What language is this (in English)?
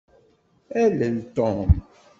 Kabyle